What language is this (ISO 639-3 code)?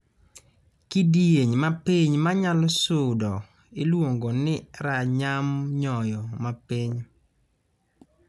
luo